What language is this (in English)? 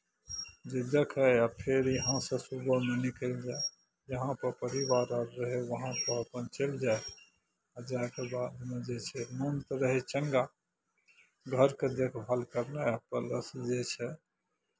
Maithili